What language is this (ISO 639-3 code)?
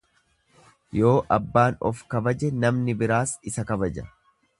orm